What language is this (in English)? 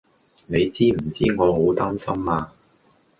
Cantonese